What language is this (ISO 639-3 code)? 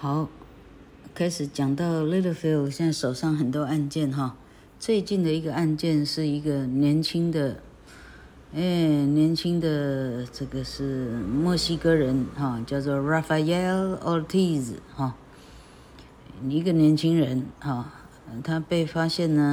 zho